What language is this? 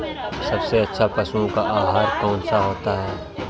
Hindi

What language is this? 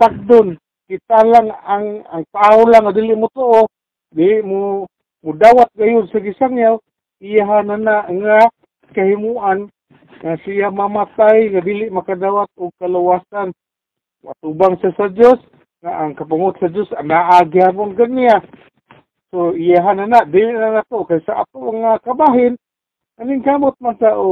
Filipino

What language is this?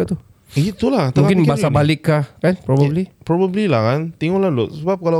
Malay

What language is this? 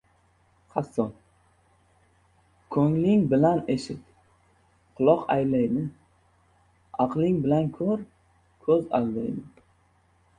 Uzbek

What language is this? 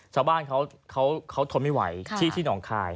Thai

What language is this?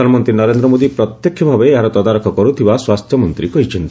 Odia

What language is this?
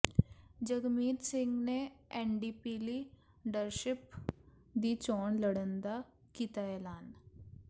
Punjabi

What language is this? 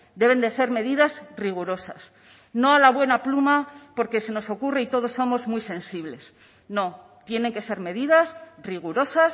Spanish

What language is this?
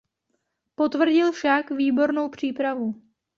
Czech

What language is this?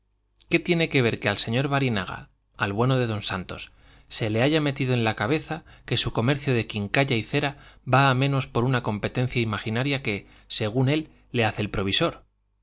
Spanish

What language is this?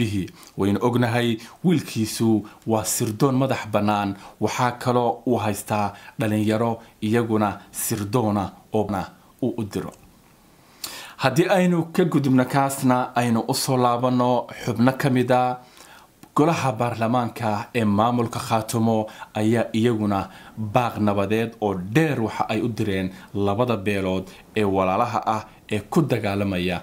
Arabic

